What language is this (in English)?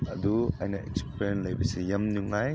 Manipuri